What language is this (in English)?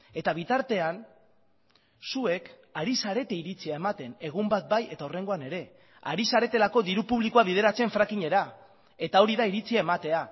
Basque